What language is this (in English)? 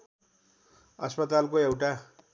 Nepali